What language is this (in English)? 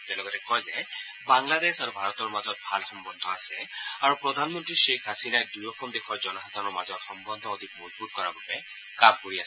Assamese